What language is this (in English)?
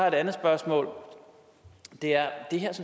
Danish